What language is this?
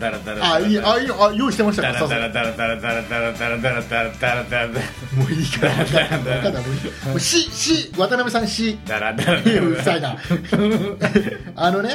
Japanese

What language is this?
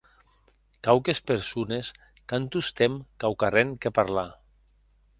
Occitan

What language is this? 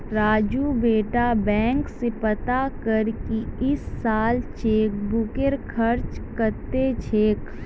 Magahi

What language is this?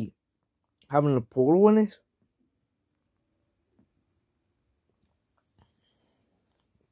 English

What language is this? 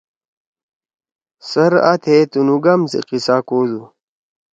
Torwali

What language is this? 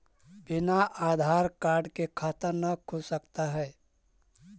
Magahi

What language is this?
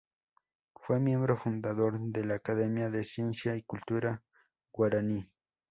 Spanish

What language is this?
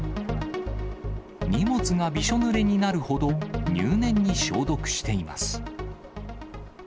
Japanese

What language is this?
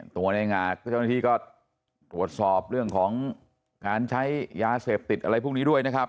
Thai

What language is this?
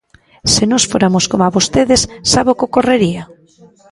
Galician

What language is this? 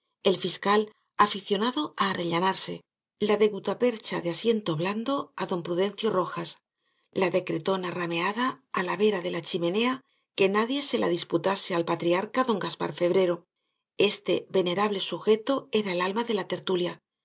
Spanish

